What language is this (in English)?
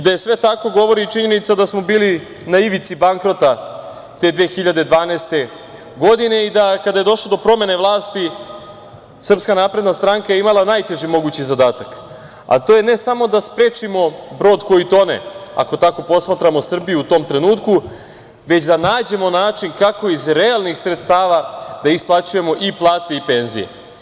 Serbian